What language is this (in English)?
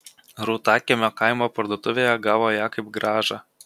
Lithuanian